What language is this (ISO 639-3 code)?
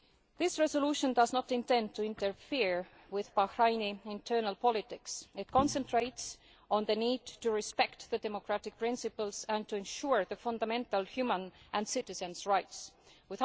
eng